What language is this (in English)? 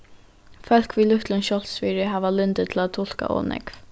Faroese